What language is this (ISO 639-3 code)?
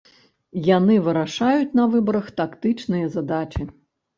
bel